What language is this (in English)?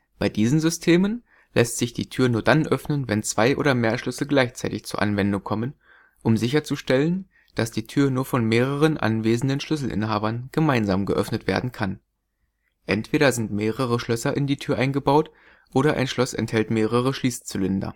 German